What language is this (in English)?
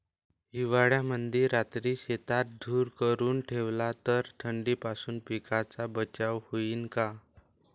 Marathi